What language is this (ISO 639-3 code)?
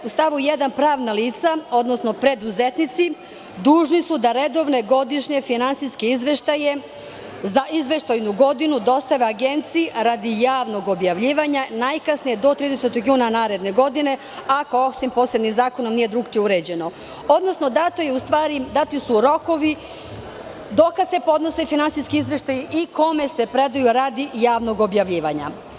srp